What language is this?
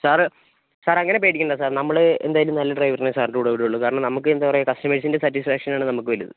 Malayalam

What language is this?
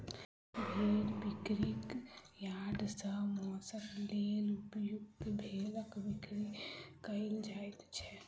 Maithili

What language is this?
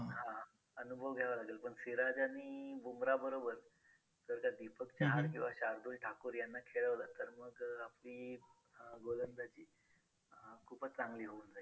Marathi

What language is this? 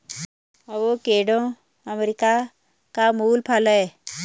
Hindi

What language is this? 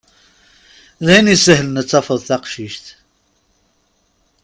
Kabyle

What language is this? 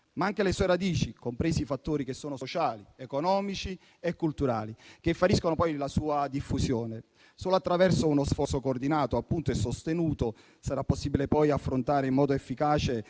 Italian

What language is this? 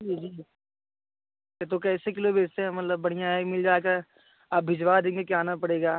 Hindi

